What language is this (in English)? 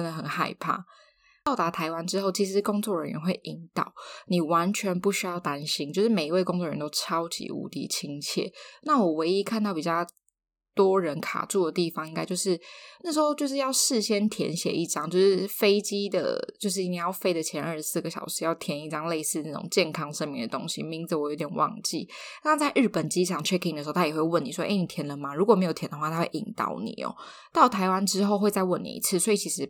Chinese